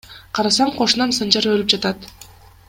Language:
Kyrgyz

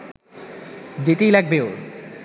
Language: Bangla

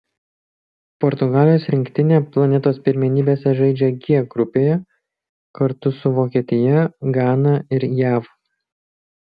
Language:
Lithuanian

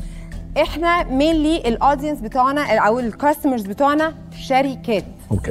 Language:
Arabic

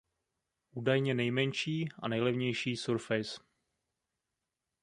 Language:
Czech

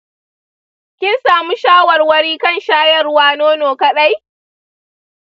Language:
Hausa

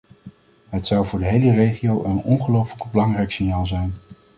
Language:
Dutch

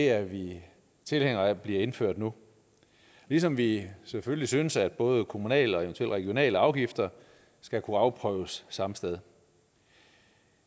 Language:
Danish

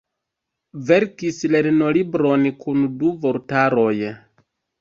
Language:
Esperanto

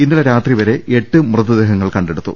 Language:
Malayalam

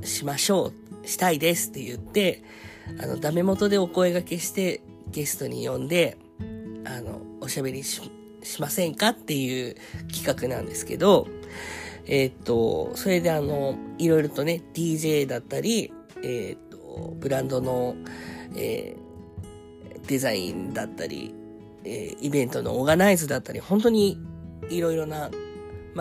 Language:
Japanese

